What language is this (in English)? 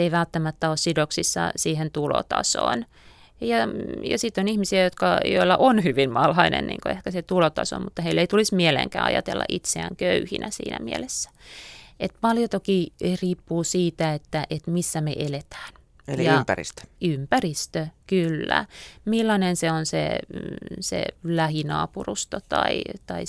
Finnish